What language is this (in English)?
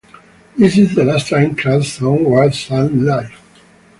English